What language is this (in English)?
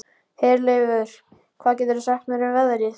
Icelandic